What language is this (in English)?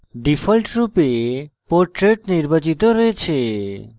Bangla